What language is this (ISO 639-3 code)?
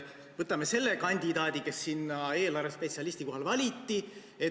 est